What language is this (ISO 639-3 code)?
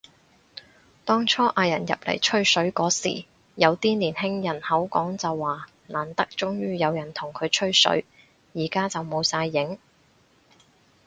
yue